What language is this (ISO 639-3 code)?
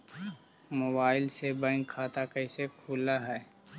mag